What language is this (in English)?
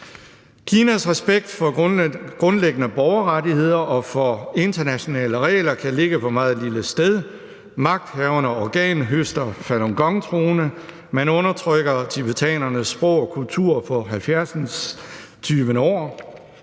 Danish